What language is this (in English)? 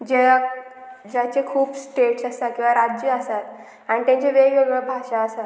Konkani